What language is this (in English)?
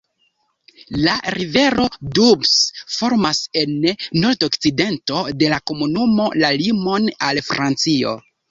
Esperanto